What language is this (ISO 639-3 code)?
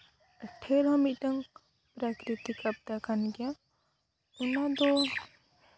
sat